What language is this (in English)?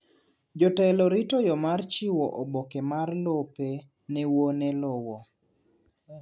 Luo (Kenya and Tanzania)